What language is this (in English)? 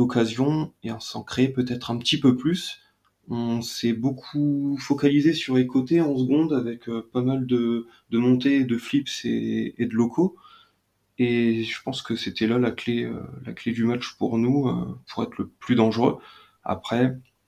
French